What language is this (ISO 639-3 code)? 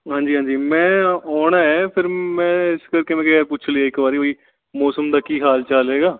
pan